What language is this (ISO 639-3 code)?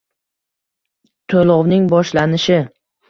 uzb